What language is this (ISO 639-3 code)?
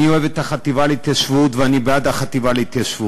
heb